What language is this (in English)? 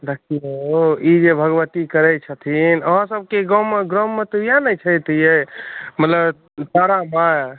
Maithili